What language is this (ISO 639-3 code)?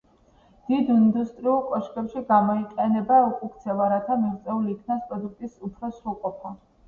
kat